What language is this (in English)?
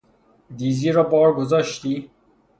Persian